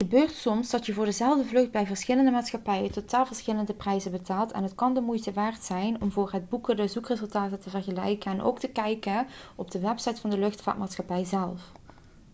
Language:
Dutch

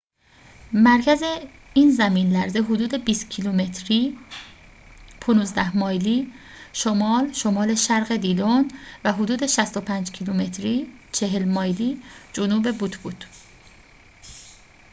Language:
Persian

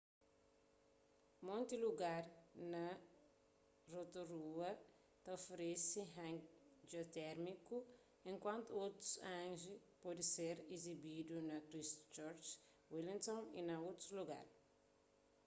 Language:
Kabuverdianu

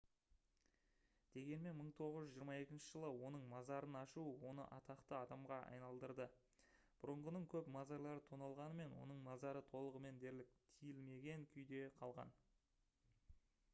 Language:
Kazakh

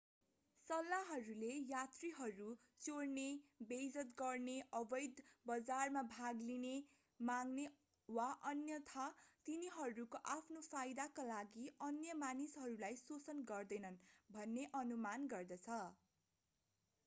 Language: Nepali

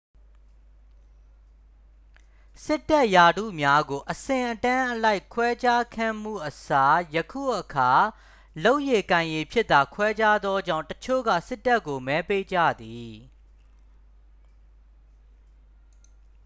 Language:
Burmese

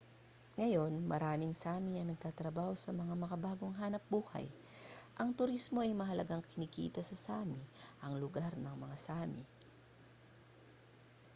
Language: Filipino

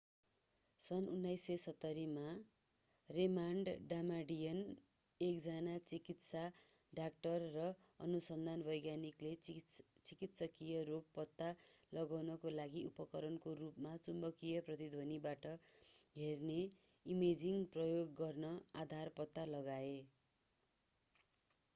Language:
Nepali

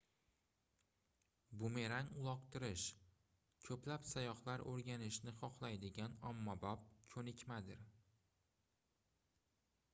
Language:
Uzbek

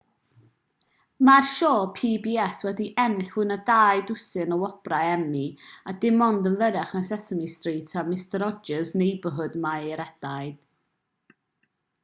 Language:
Welsh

